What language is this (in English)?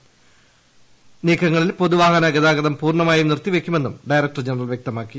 Malayalam